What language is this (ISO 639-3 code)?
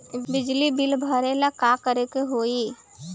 bho